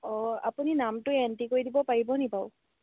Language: Assamese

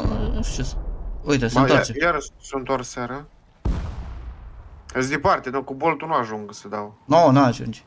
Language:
Romanian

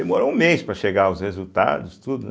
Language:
Portuguese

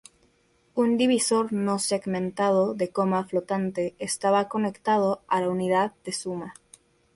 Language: Spanish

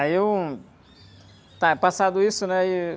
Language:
Portuguese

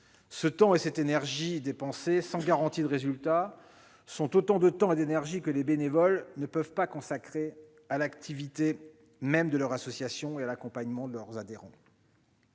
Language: French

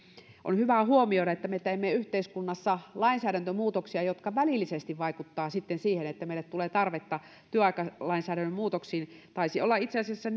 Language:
Finnish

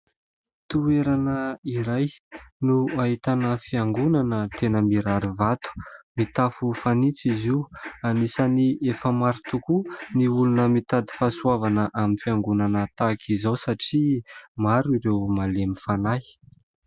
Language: Malagasy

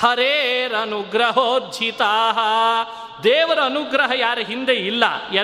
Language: Kannada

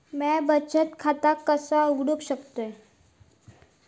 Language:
Marathi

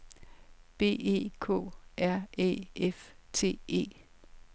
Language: Danish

